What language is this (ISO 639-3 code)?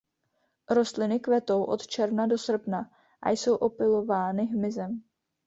ces